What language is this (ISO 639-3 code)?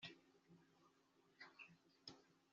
kin